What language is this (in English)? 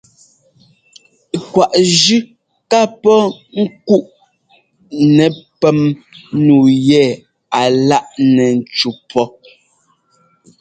Ngomba